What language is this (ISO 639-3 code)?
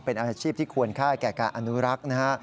tha